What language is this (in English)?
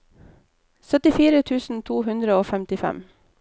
Norwegian